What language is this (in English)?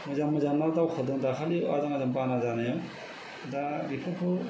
Bodo